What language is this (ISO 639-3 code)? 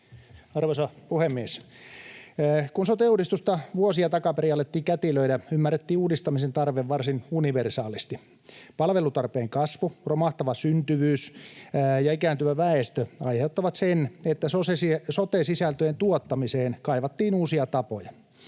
fin